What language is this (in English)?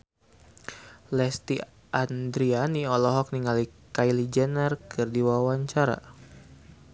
Sundanese